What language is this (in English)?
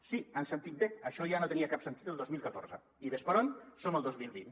Catalan